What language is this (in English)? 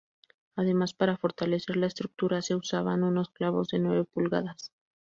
Spanish